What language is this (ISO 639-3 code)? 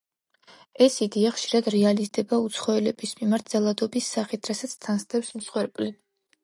kat